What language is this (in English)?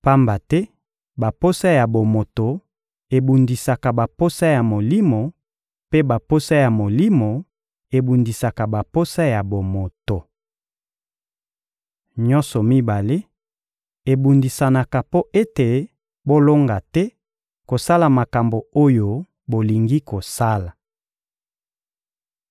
Lingala